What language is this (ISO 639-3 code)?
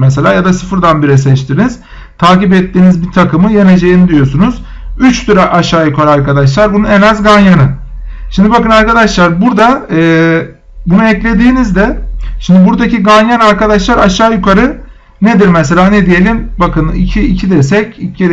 tur